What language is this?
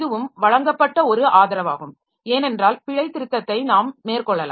Tamil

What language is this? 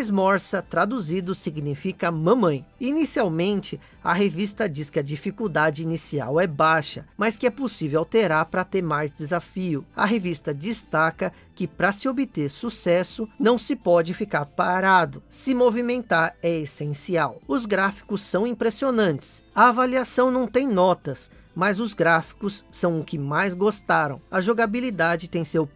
Portuguese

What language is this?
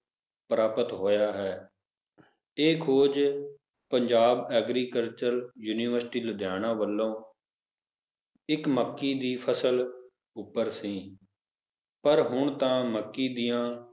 Punjabi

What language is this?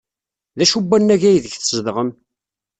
Kabyle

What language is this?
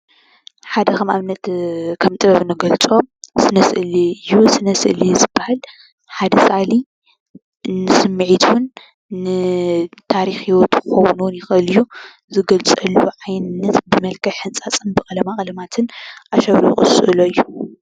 Tigrinya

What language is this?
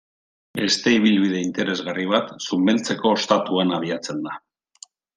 Basque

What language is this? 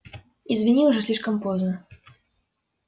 Russian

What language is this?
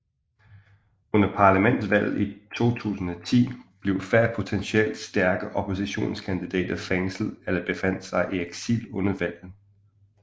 Danish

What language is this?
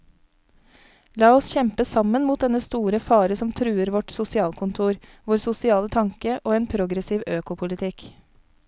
Norwegian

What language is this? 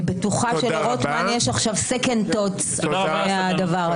Hebrew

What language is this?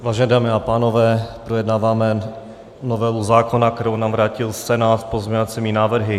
Czech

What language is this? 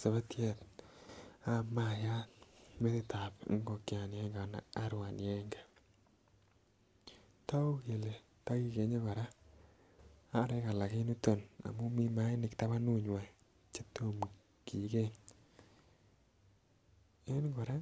Kalenjin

